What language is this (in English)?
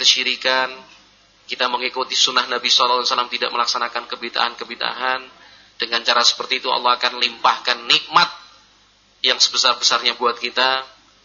Indonesian